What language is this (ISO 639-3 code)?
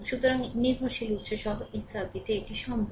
ben